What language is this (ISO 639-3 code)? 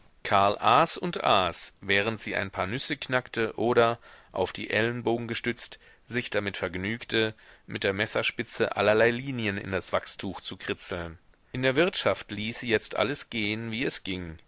deu